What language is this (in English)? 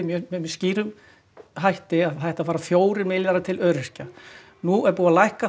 Icelandic